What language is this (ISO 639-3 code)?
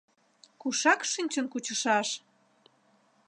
chm